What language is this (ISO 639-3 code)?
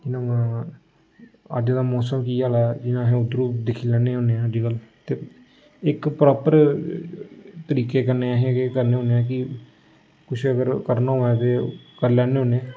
doi